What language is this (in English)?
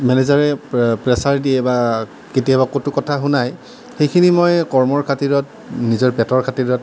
Assamese